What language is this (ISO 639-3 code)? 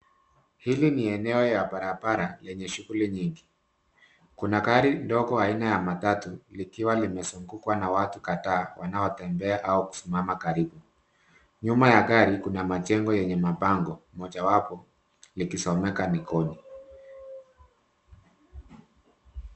swa